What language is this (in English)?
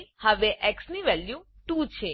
Gujarati